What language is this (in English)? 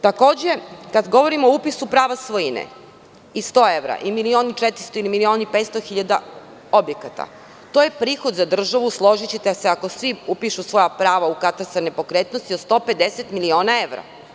Serbian